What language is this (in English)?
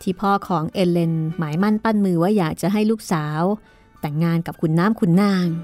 Thai